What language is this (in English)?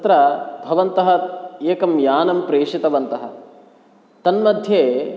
Sanskrit